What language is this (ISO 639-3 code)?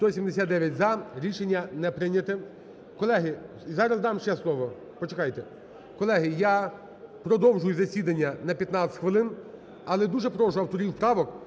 ukr